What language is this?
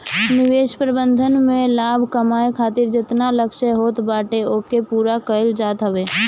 Bhojpuri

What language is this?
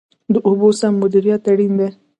Pashto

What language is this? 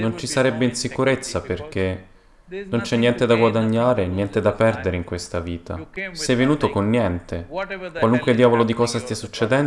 Italian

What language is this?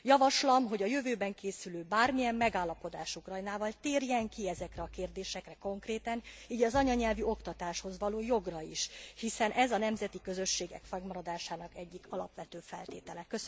Hungarian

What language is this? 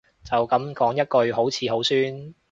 Cantonese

